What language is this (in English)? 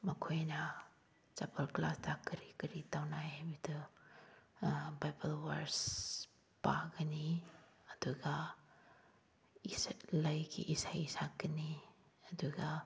Manipuri